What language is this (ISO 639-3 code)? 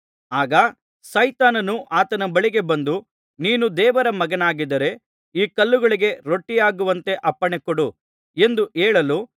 kan